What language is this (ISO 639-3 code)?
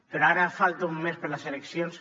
cat